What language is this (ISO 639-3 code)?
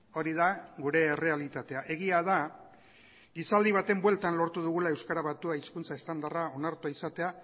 eus